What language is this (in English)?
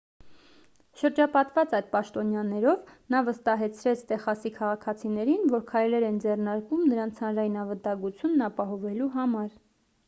Armenian